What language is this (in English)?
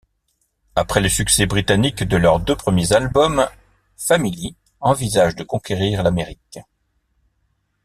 French